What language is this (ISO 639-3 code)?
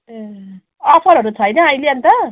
nep